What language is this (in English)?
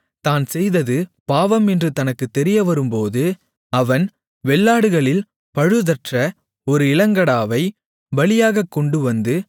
Tamil